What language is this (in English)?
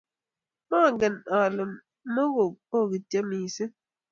Kalenjin